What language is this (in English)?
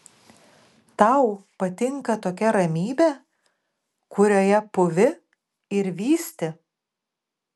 Lithuanian